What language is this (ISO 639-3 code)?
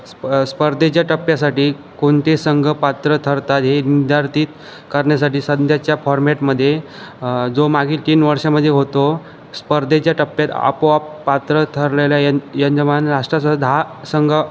mar